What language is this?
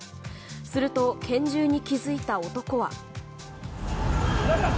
Japanese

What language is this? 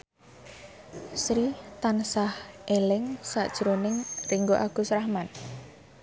Javanese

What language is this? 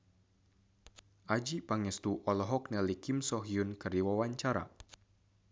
Sundanese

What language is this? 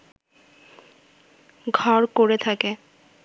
Bangla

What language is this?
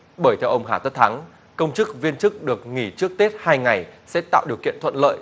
Vietnamese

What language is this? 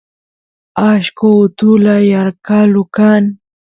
Santiago del Estero Quichua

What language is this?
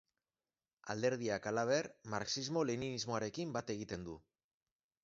Basque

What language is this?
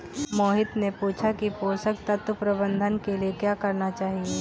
Hindi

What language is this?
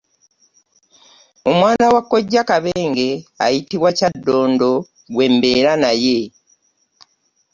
Ganda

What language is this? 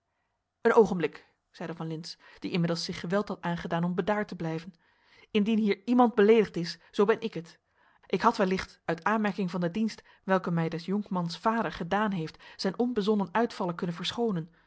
Dutch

